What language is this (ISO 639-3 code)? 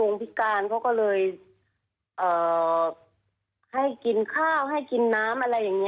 tha